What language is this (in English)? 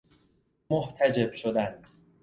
Persian